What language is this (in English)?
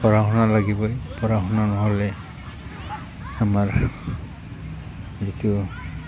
Assamese